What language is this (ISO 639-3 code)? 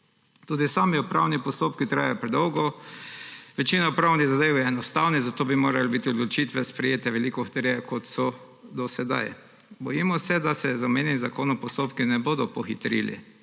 slv